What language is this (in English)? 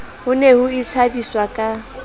Southern Sotho